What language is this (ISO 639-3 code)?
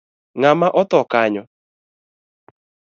luo